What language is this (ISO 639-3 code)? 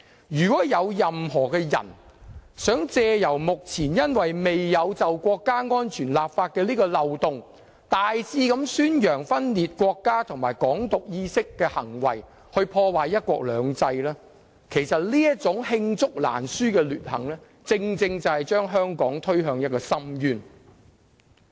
yue